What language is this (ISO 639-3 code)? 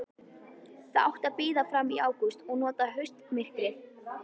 isl